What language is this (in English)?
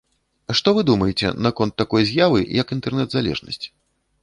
Belarusian